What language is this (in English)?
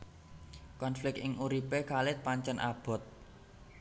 Javanese